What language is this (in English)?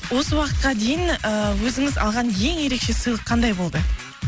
Kazakh